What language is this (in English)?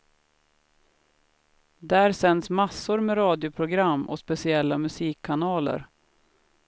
Swedish